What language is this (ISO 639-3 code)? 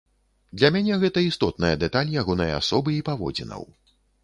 bel